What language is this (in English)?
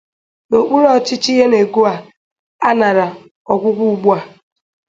Igbo